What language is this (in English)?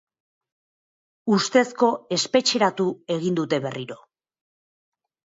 Basque